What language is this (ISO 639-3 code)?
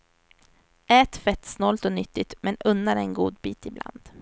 swe